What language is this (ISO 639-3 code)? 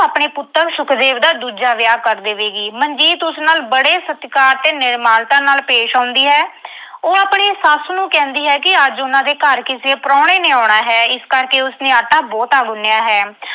pan